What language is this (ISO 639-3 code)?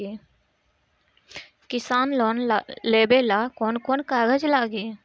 bho